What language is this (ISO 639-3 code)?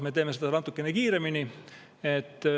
est